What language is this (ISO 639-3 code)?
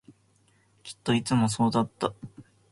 jpn